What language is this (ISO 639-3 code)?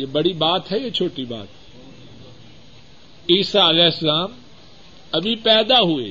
urd